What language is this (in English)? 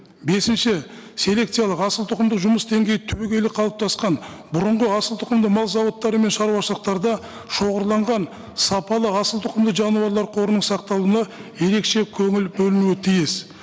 Kazakh